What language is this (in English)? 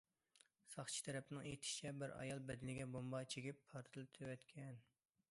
Uyghur